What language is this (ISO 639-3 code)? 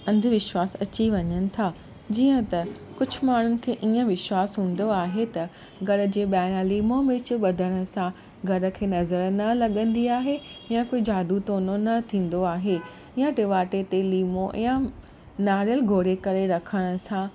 snd